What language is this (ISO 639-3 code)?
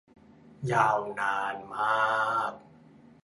tha